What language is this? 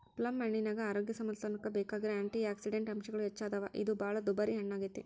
Kannada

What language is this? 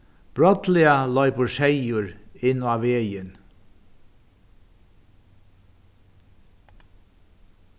Faroese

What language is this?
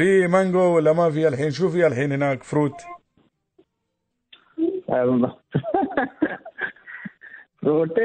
Arabic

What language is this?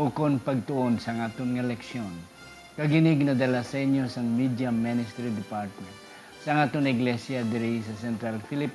Filipino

